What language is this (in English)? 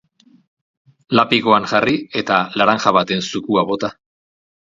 Basque